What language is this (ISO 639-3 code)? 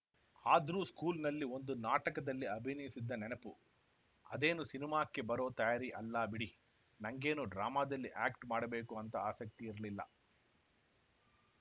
kan